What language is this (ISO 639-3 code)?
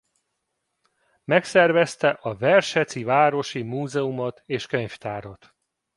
hun